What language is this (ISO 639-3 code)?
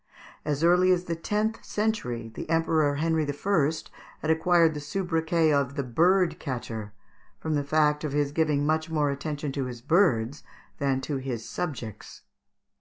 eng